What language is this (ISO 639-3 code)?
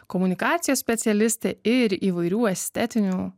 lit